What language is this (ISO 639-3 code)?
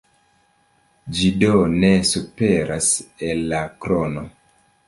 epo